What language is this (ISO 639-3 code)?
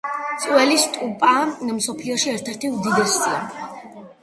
kat